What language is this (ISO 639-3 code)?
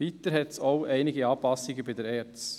gsw